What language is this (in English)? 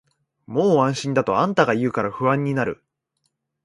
Japanese